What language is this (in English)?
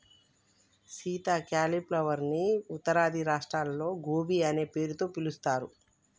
Telugu